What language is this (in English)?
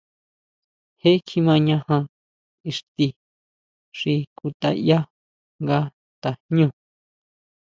Huautla Mazatec